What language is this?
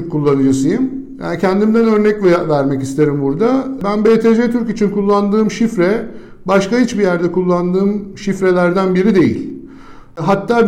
Turkish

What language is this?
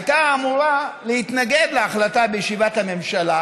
Hebrew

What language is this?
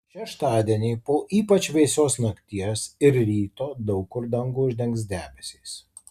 Lithuanian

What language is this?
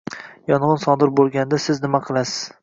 Uzbek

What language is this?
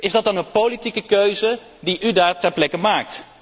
Dutch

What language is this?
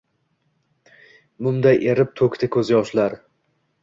Uzbek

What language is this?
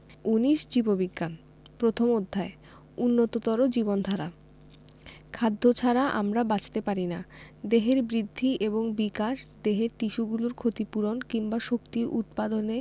Bangla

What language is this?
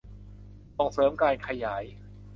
Thai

